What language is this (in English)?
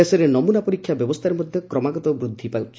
Odia